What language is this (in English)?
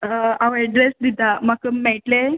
Konkani